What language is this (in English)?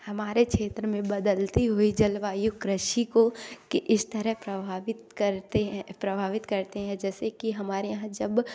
Hindi